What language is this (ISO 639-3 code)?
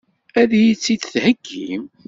kab